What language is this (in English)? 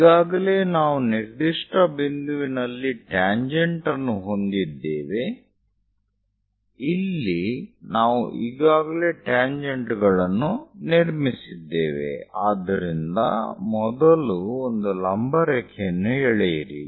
Kannada